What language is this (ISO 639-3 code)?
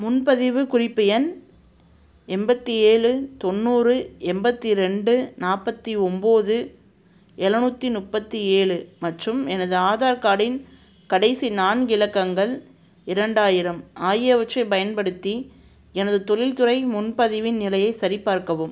tam